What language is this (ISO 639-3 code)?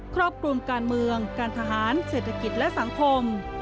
tha